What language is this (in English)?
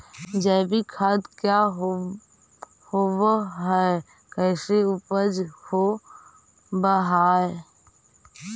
Magahi